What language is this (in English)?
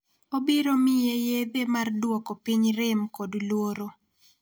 Luo (Kenya and Tanzania)